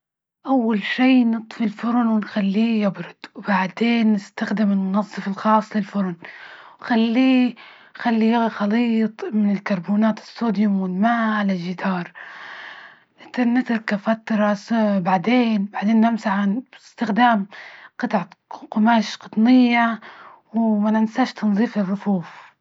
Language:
Libyan Arabic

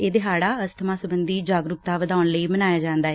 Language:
Punjabi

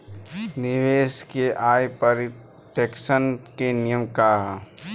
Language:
Bhojpuri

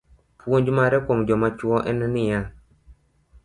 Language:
Luo (Kenya and Tanzania)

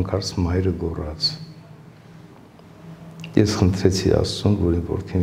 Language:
Romanian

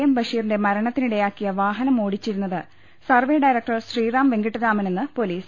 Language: Malayalam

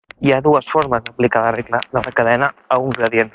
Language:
Catalan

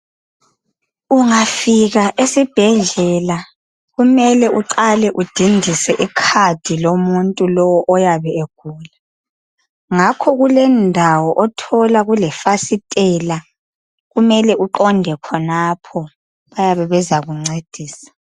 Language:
North Ndebele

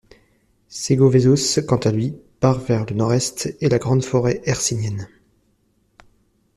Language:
French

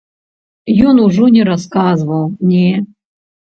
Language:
Belarusian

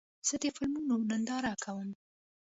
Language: Pashto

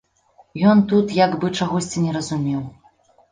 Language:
Belarusian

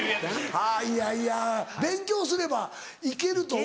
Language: Japanese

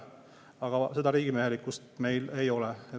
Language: Estonian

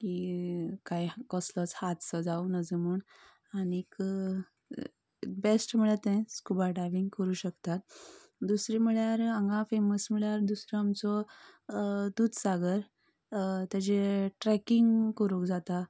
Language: Konkani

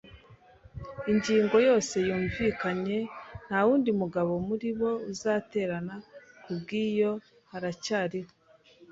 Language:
Kinyarwanda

